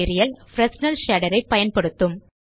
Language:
Tamil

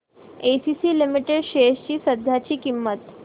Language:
Marathi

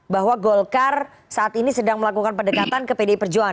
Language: Indonesian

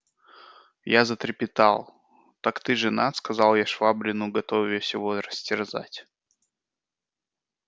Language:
Russian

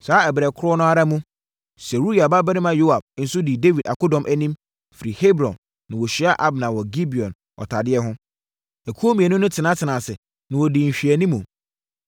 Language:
Akan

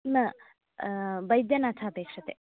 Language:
Sanskrit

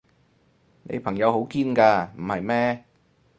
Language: Cantonese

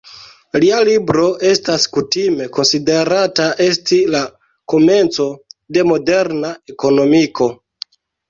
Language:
Esperanto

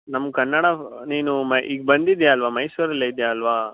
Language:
Kannada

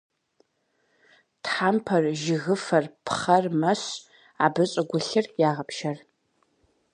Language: Kabardian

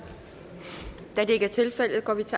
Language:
Danish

